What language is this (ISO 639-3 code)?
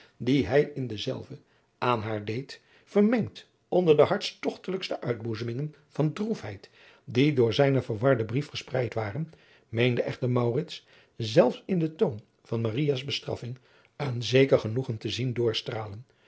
nld